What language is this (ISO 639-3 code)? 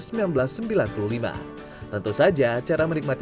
ind